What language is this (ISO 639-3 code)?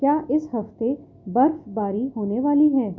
urd